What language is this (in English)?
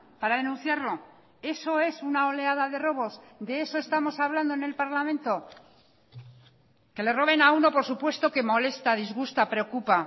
Spanish